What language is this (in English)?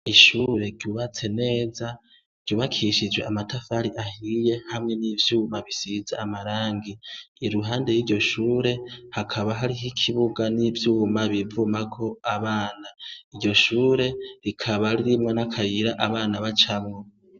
Rundi